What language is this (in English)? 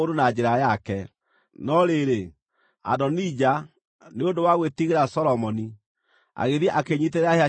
Kikuyu